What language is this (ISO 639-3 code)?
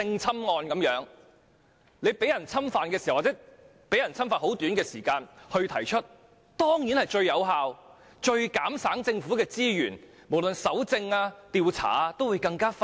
yue